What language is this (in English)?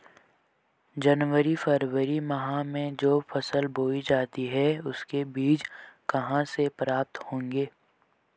Hindi